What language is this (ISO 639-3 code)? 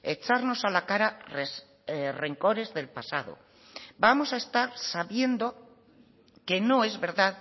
spa